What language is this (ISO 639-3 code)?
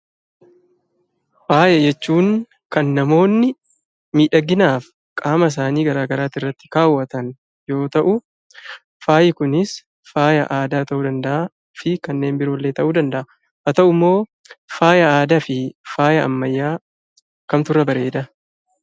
orm